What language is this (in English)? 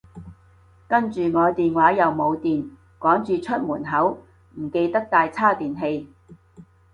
Cantonese